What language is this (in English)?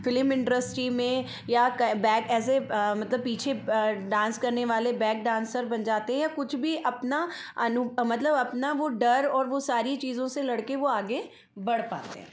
Hindi